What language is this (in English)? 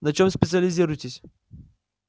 Russian